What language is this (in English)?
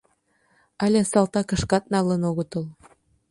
Mari